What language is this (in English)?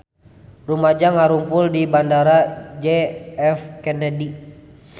Sundanese